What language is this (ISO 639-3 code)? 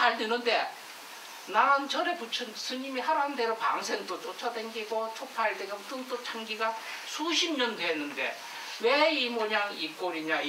kor